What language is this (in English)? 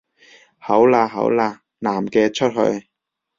Cantonese